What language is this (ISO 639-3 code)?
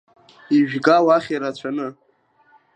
abk